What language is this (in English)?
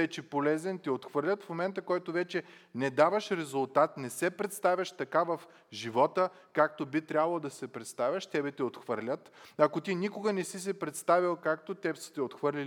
Bulgarian